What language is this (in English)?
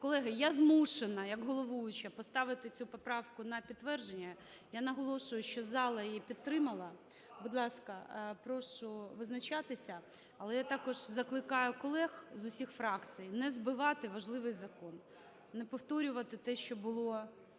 Ukrainian